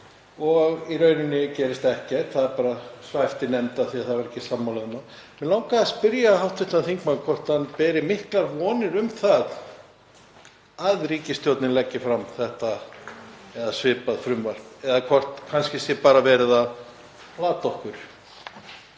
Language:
Icelandic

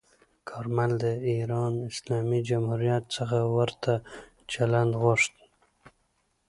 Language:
Pashto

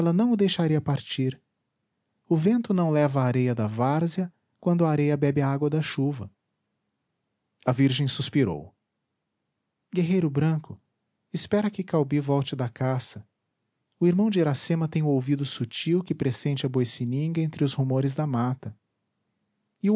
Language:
Portuguese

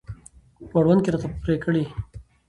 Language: Pashto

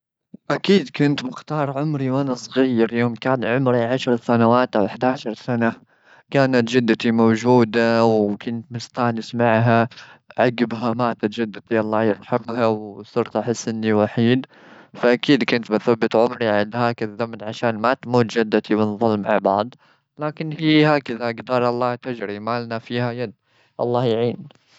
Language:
Gulf Arabic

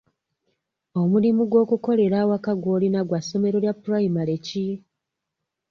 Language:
Ganda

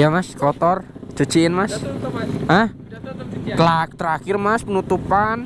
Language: Indonesian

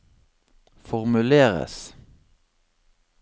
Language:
Norwegian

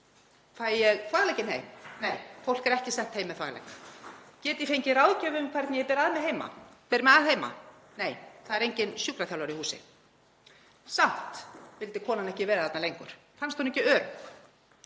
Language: Icelandic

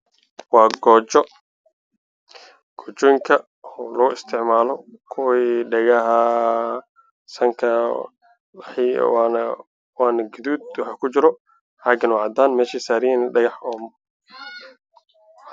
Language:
Somali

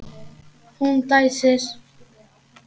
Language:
Icelandic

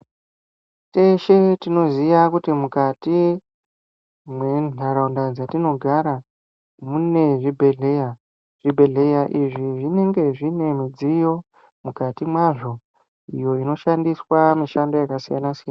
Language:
Ndau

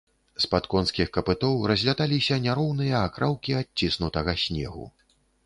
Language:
Belarusian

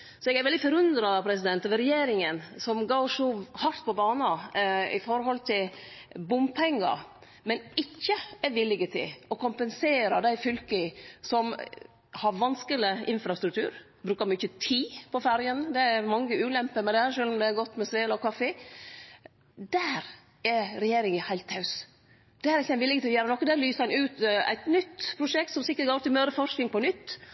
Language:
Norwegian Nynorsk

